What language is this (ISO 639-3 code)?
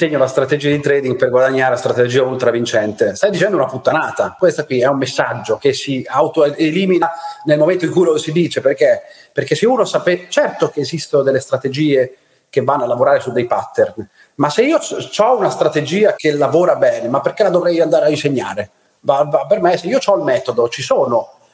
ita